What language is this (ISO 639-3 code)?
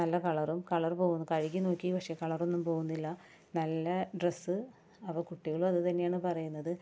mal